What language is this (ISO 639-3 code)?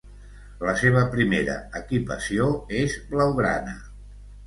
cat